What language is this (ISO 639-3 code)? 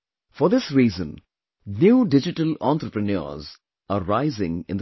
eng